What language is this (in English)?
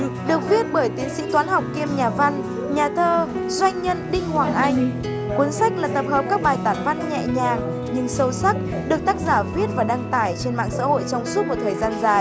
Vietnamese